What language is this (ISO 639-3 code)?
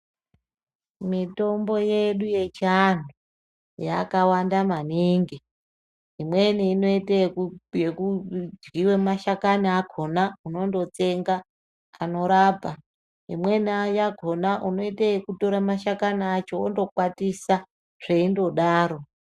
ndc